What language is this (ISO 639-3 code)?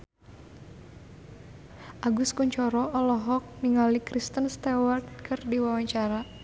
sun